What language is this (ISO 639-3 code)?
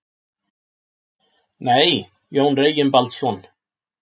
isl